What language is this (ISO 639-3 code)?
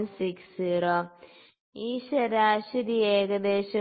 mal